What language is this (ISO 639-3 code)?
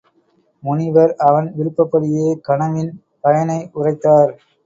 tam